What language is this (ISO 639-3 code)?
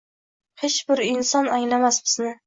uzb